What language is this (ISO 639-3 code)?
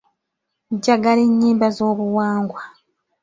lug